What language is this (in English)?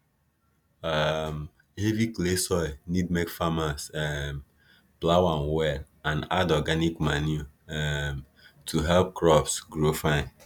Nigerian Pidgin